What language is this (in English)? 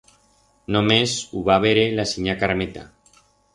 Aragonese